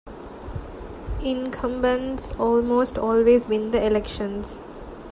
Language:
English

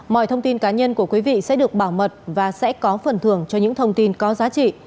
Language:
Vietnamese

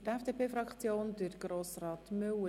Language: Swiss German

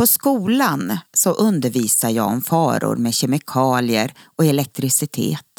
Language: Swedish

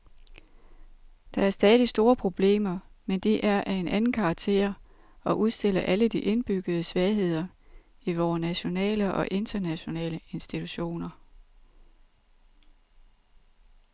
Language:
Danish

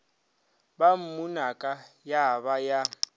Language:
Northern Sotho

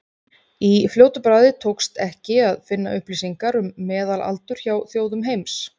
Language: Icelandic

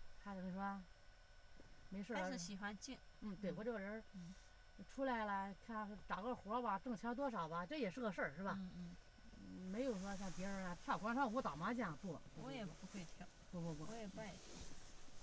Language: Chinese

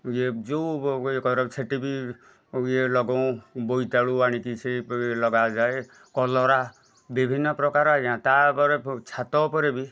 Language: Odia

